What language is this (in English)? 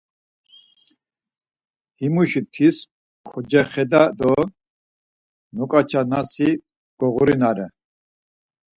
Laz